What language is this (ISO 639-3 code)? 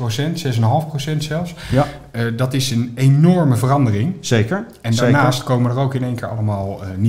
nld